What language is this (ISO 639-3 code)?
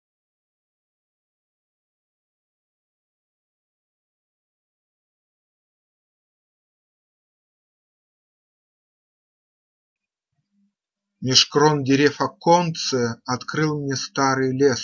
rus